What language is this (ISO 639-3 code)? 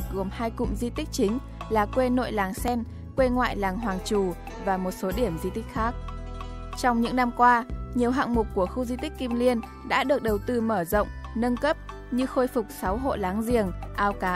vie